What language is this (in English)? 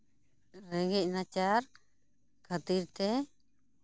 Santali